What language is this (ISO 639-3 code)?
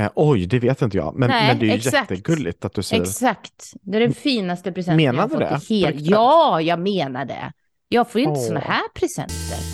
swe